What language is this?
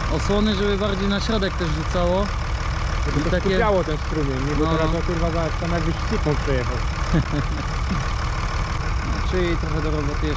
Polish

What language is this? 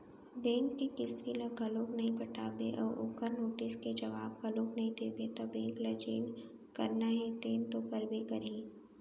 Chhattisgarhi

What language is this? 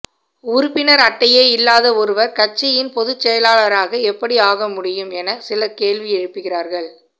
Tamil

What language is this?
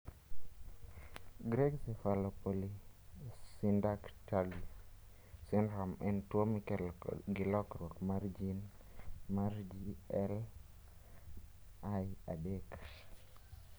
Luo (Kenya and Tanzania)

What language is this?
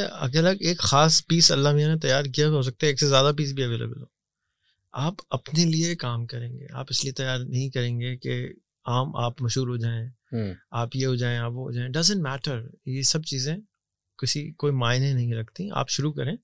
Urdu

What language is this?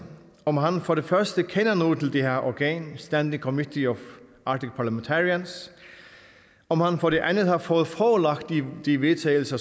Danish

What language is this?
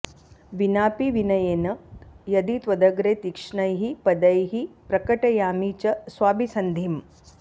Sanskrit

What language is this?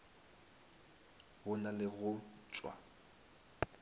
Northern Sotho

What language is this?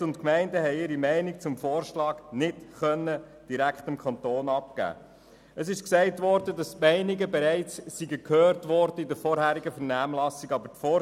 Swiss German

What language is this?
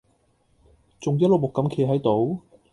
Cantonese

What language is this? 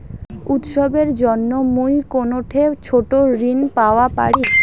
Bangla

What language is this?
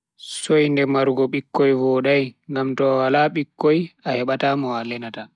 Bagirmi Fulfulde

